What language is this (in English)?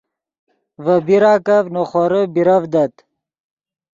Yidgha